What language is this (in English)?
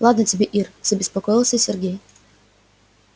Russian